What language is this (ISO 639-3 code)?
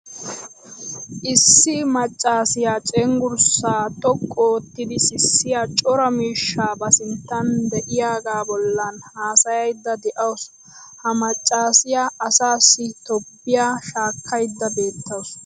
wal